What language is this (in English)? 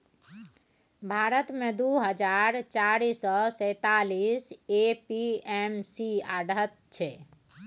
Maithili